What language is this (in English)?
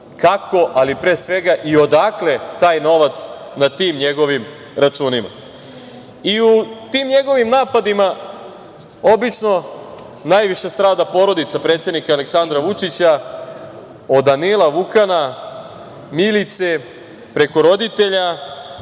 Serbian